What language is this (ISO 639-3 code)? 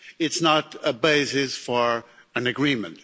eng